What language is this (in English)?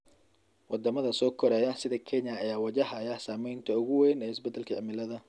Somali